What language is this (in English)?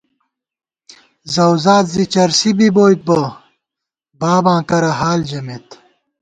Gawar-Bati